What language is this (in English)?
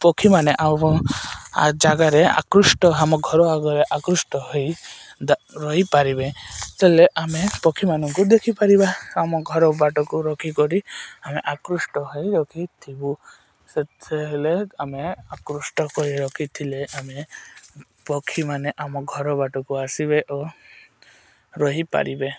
Odia